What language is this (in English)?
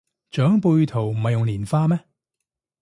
Cantonese